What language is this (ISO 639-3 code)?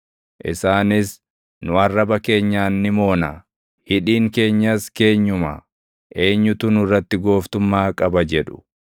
orm